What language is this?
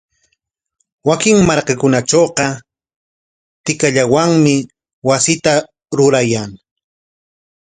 Corongo Ancash Quechua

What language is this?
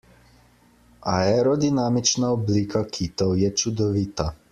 Slovenian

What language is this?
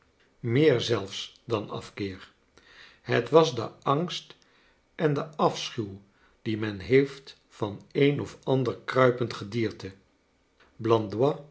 Dutch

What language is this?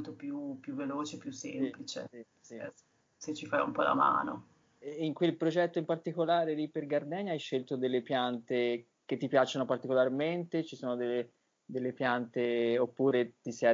Italian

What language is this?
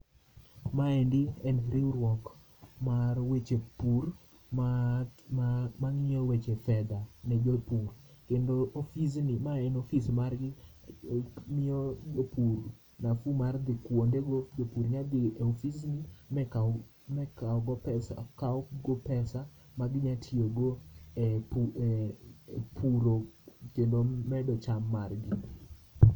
Luo (Kenya and Tanzania)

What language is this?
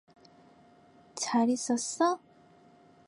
Korean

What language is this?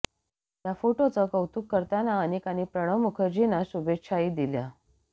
Marathi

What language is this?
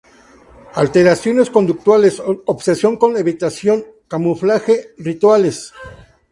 Spanish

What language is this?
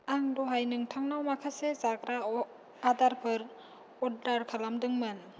Bodo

